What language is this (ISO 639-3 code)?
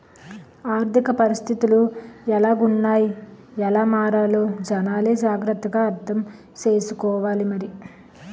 tel